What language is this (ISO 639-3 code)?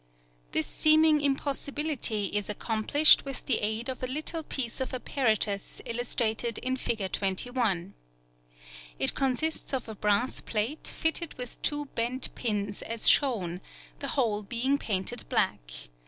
eng